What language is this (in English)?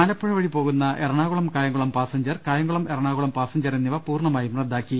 Malayalam